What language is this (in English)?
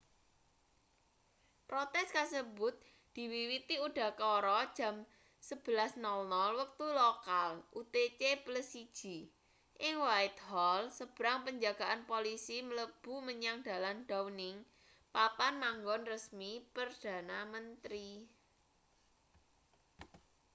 Javanese